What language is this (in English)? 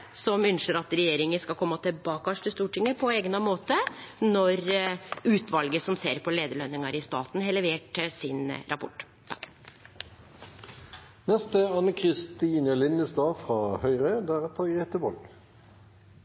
Norwegian Nynorsk